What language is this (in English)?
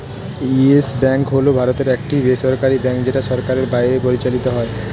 Bangla